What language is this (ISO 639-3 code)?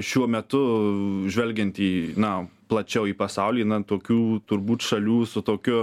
lit